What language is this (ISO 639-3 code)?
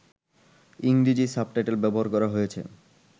ben